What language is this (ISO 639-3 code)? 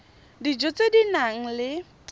tsn